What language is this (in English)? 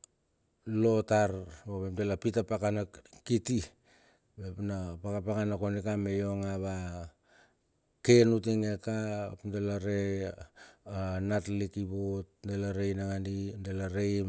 Bilur